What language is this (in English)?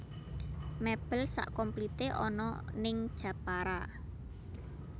Javanese